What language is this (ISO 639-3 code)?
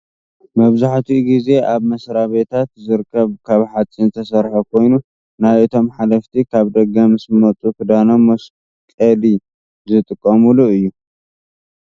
tir